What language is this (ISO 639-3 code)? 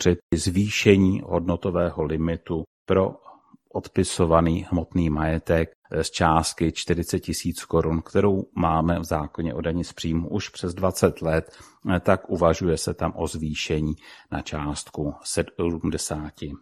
ces